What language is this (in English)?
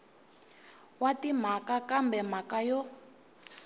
Tsonga